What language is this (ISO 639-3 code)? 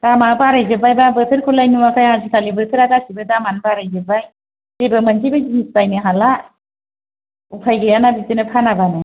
brx